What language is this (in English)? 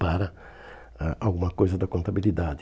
Portuguese